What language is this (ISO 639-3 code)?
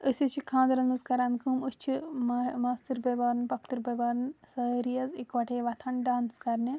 kas